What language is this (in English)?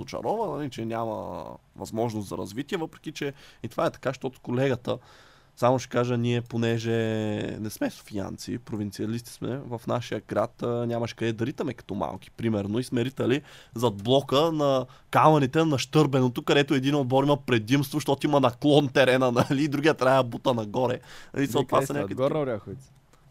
Bulgarian